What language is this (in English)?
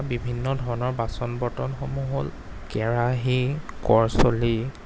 Assamese